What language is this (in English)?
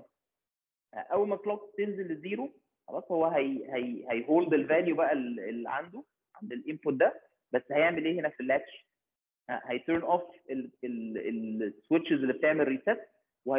Arabic